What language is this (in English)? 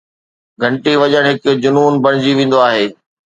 Sindhi